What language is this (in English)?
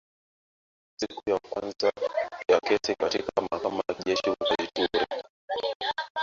Swahili